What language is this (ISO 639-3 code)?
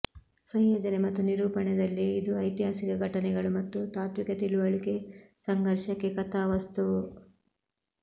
kan